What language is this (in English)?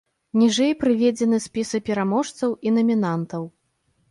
Belarusian